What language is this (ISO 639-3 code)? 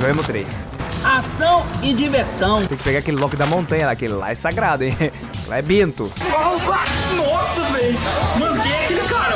por